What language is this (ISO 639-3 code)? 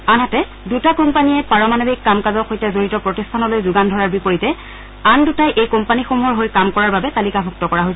asm